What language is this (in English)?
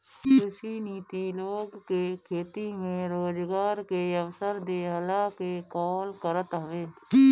Bhojpuri